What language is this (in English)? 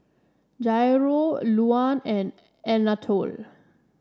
English